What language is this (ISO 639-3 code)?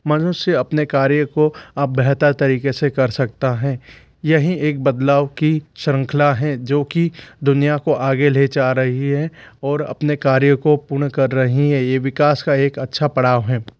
hin